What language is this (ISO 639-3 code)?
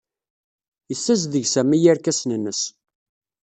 kab